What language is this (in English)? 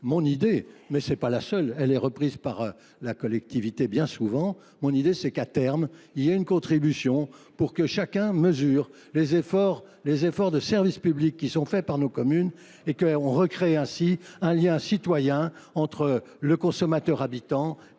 French